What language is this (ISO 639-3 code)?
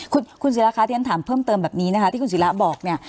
tha